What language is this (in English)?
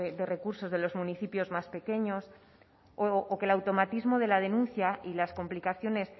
Spanish